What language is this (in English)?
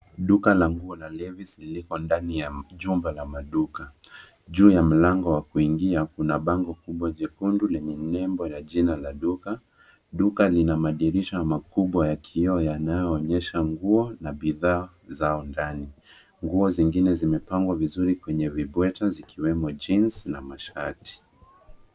Swahili